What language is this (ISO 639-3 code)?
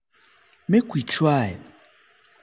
pcm